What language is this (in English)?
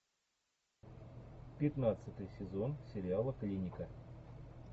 Russian